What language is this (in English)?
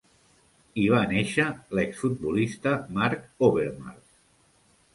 Catalan